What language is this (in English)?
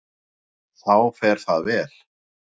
Icelandic